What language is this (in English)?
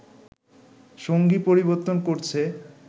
Bangla